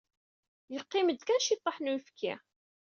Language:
Kabyle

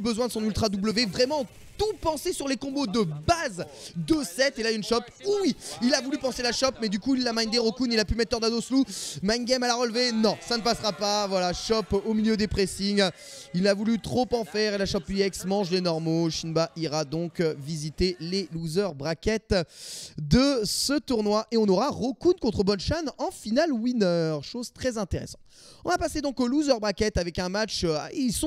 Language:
French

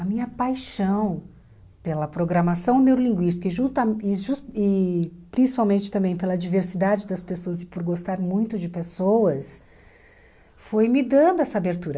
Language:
Portuguese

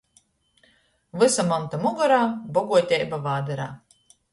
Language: Latgalian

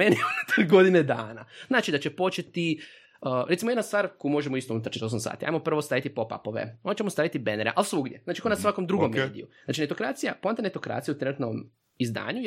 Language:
Croatian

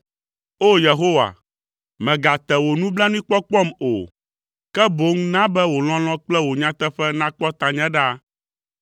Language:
Ewe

